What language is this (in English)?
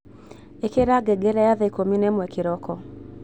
Kikuyu